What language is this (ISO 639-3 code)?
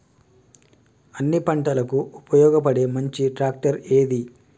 tel